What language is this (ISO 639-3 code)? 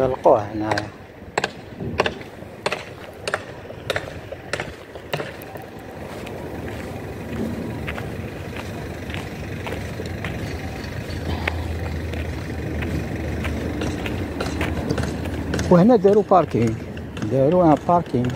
ara